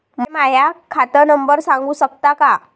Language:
Marathi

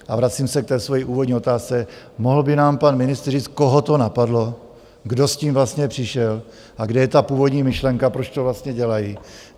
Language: Czech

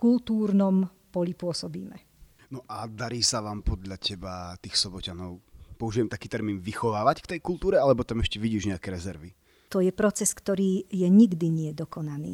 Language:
Slovak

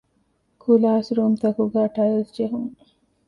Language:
Divehi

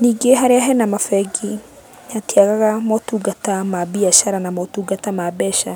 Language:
Kikuyu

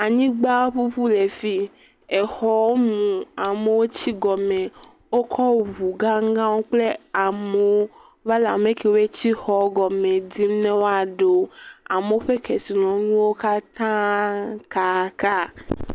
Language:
Ewe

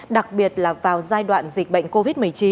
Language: Vietnamese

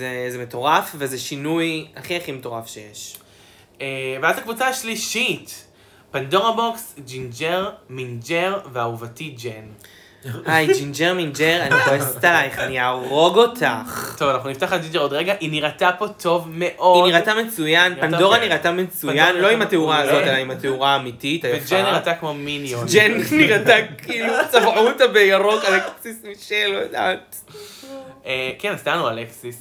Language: Hebrew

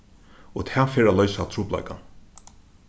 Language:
Faroese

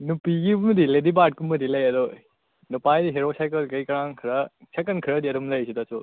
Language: Manipuri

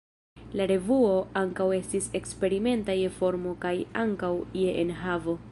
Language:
Esperanto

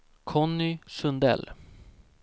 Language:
Swedish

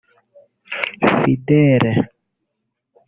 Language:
Kinyarwanda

